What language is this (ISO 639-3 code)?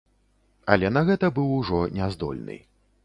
bel